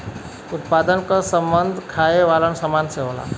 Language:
Bhojpuri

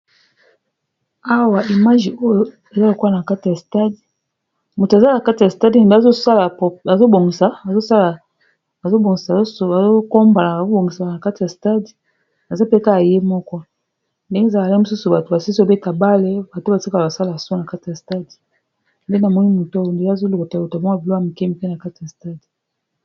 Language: Lingala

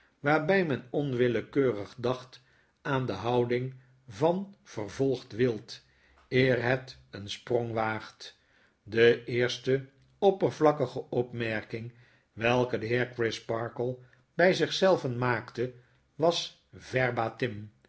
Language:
Dutch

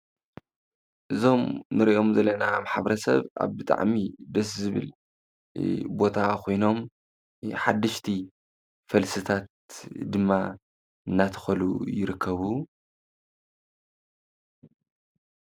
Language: Tigrinya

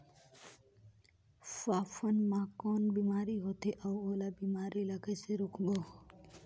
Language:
Chhattisgarhi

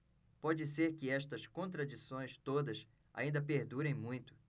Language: Portuguese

